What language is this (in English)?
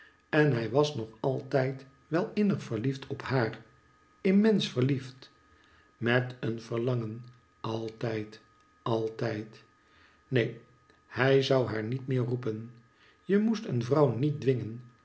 Dutch